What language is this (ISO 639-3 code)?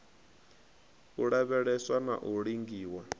ven